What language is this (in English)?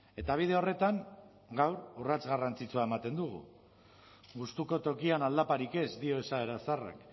Basque